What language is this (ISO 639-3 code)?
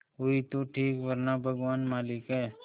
hin